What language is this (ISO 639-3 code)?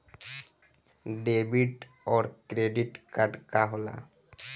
bho